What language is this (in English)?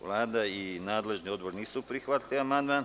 Serbian